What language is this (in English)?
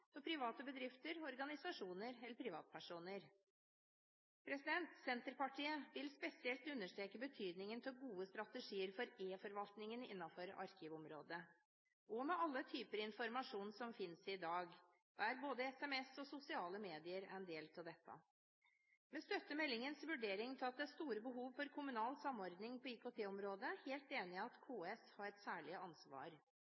Norwegian Bokmål